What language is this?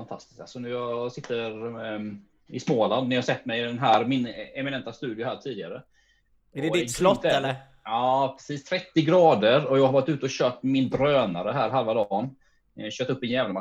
Swedish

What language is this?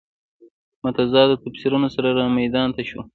Pashto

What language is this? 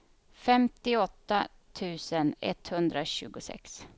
Swedish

